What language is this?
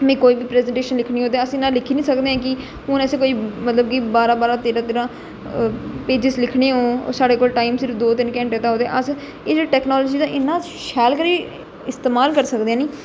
Dogri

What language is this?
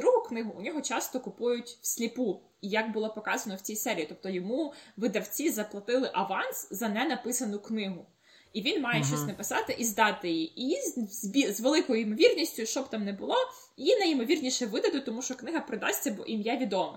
Ukrainian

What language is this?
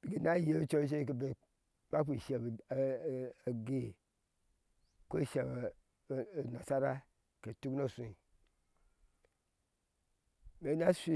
Ashe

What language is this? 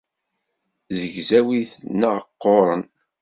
Kabyle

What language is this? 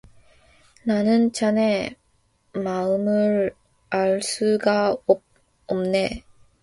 Korean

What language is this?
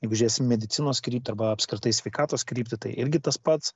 Lithuanian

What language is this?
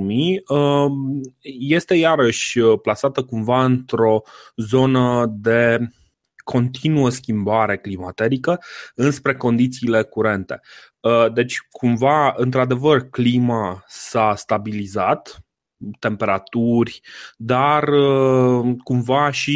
Romanian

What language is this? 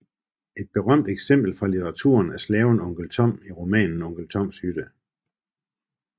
Danish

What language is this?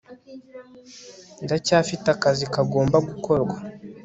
Kinyarwanda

